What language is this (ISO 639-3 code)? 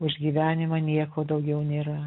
lit